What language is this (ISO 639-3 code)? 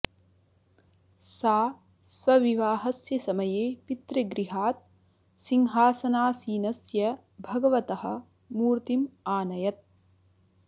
san